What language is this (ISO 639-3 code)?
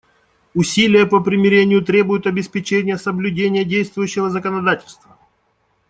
rus